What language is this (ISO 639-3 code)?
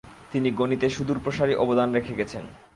ben